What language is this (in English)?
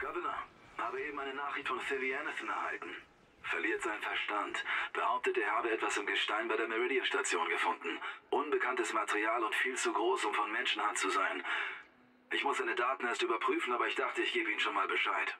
German